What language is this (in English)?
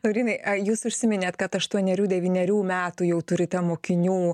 Lithuanian